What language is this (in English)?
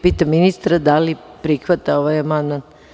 Serbian